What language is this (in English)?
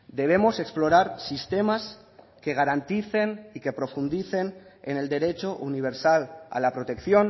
Spanish